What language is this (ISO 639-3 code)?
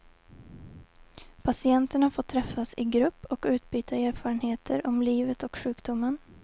swe